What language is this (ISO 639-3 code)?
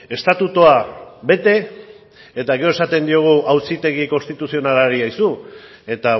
eus